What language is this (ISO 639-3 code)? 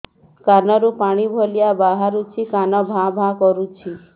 ori